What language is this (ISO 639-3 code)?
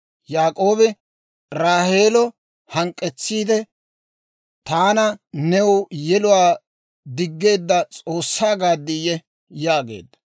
dwr